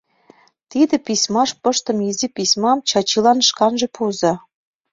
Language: Mari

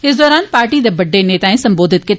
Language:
Dogri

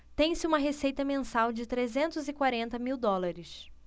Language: Portuguese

